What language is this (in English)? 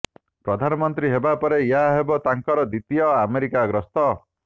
Odia